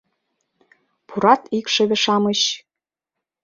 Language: Mari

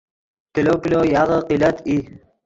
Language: Yidgha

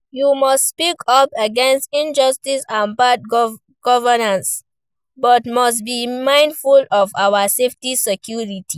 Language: Nigerian Pidgin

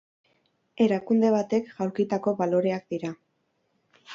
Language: Basque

